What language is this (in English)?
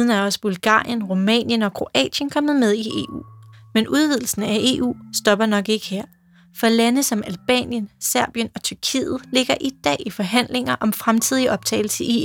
Danish